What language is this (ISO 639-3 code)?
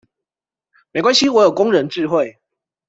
zho